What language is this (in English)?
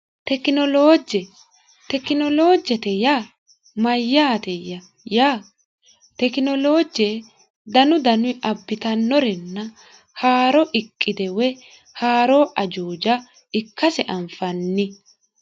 Sidamo